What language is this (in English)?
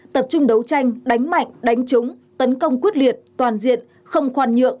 Vietnamese